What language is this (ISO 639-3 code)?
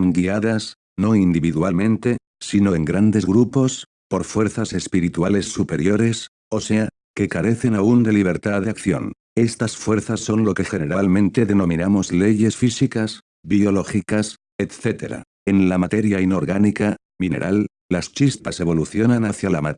spa